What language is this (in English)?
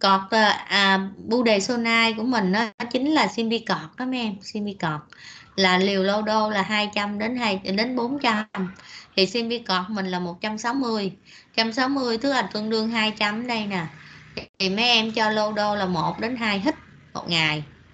Vietnamese